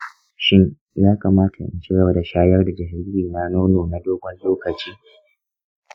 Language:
Hausa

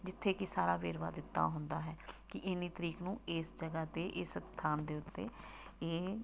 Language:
Punjabi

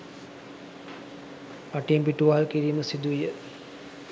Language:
Sinhala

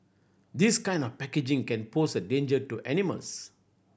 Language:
English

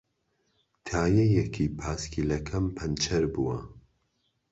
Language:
Central Kurdish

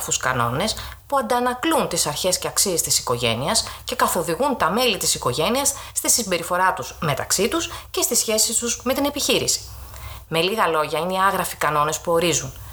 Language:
Greek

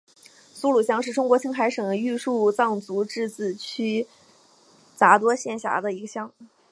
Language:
Chinese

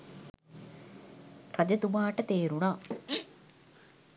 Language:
Sinhala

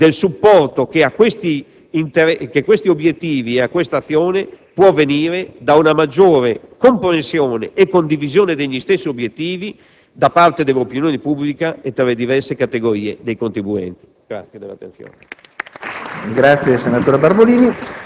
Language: Italian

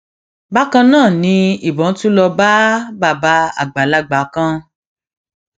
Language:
Yoruba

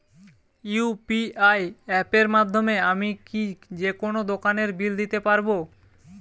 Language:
Bangla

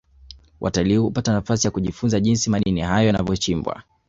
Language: Swahili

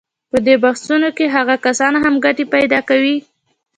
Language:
Pashto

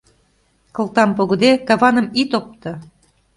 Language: Mari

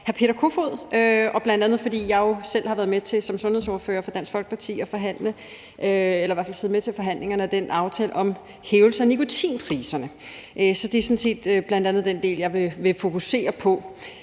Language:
Danish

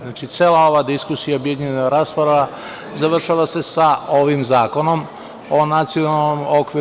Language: Serbian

